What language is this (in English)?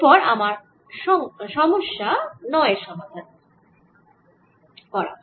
Bangla